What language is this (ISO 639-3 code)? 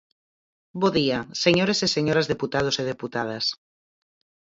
glg